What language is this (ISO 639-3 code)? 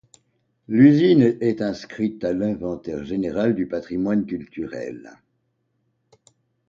fra